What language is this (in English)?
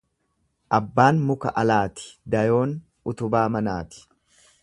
Oromo